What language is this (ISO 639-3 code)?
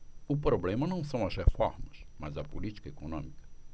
por